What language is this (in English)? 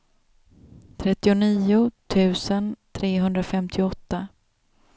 Swedish